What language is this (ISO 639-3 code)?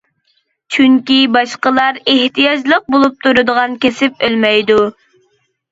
uig